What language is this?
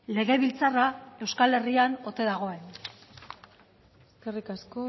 Basque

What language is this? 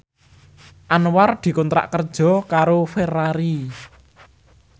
Javanese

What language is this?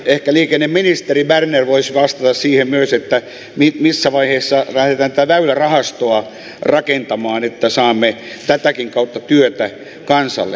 Finnish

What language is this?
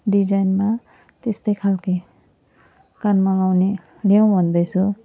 Nepali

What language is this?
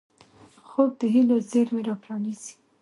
Pashto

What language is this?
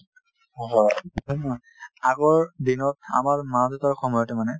Assamese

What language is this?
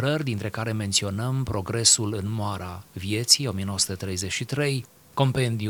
Romanian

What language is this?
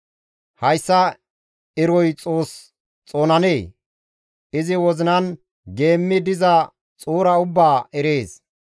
Gamo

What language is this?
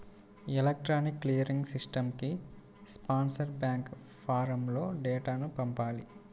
Telugu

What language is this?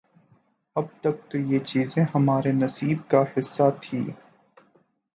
Urdu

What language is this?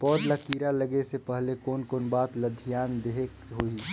Chhattisgarhi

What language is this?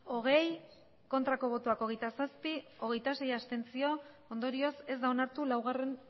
Basque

